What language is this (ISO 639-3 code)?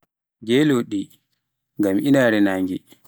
fuf